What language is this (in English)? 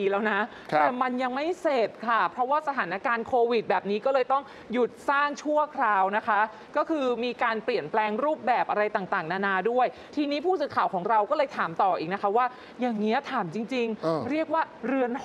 Thai